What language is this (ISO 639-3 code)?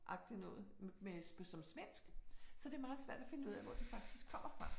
dan